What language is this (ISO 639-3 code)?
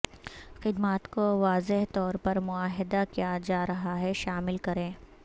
urd